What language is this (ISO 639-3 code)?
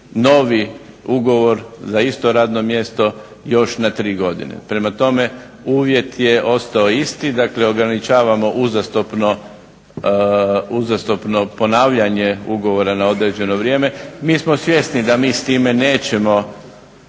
hrv